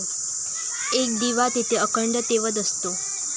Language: Marathi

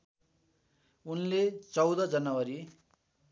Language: Nepali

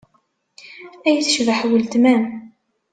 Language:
Kabyle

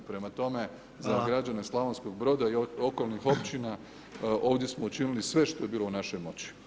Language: Croatian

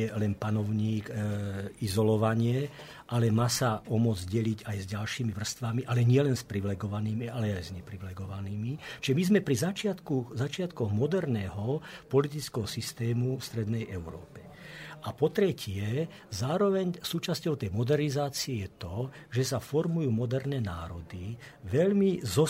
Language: Slovak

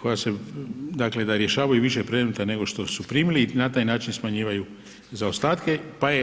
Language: Croatian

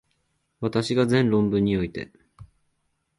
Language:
Japanese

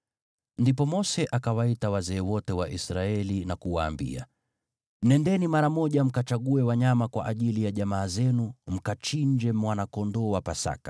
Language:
Swahili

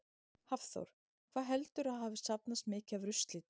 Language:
Icelandic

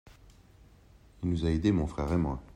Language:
French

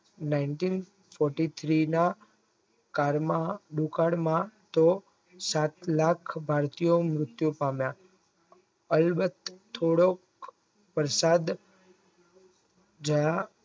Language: Gujarati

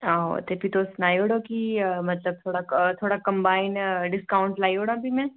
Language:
Dogri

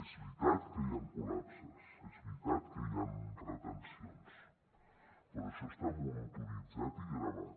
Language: Catalan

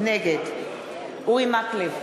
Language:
Hebrew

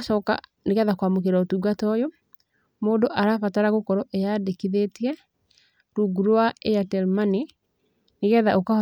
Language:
Kikuyu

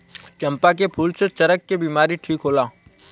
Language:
Bhojpuri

